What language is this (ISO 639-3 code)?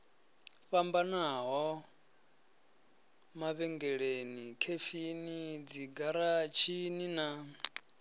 ven